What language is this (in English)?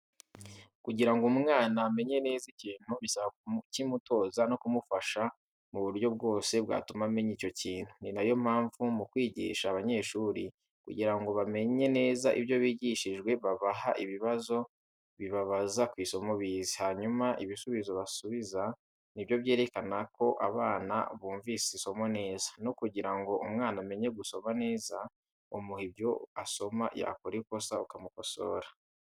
Kinyarwanda